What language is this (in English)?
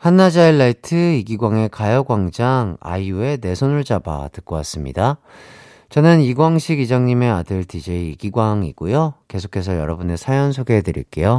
Korean